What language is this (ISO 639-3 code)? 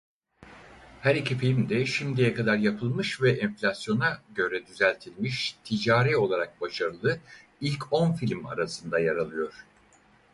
tur